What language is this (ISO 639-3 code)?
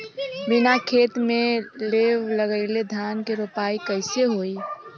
bho